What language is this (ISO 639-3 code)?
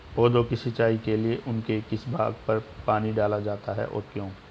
hin